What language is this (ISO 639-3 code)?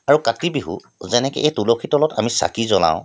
asm